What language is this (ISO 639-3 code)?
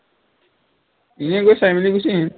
asm